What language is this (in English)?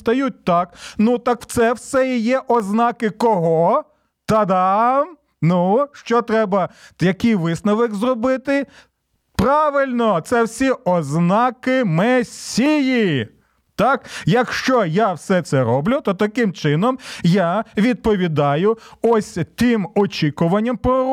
Ukrainian